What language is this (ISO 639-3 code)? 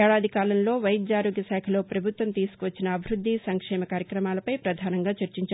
tel